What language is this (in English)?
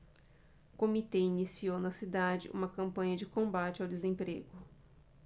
Portuguese